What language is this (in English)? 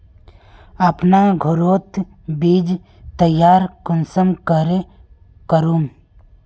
Magahi